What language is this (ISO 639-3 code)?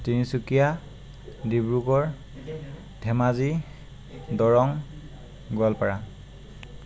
asm